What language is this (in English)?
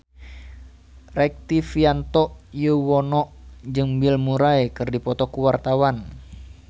Sundanese